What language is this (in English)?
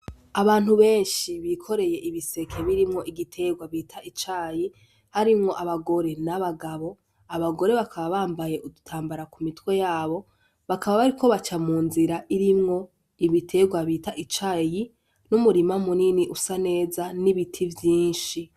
Rundi